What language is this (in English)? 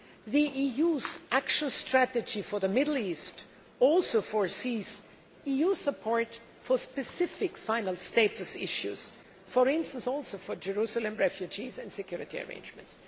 English